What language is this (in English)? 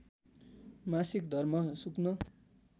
Nepali